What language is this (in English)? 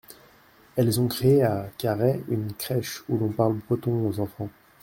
French